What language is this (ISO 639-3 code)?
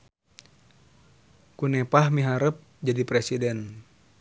sun